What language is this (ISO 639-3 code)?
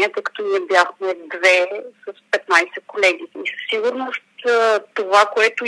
bul